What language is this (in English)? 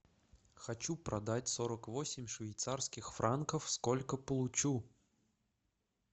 Russian